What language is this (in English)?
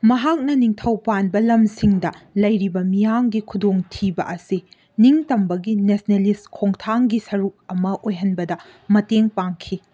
Manipuri